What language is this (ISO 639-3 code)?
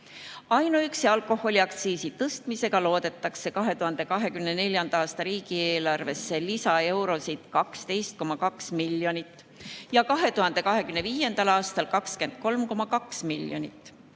est